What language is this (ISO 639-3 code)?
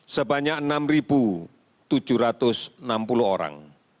ind